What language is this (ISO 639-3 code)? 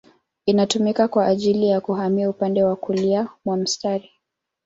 swa